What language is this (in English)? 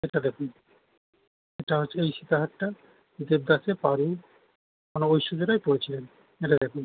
Bangla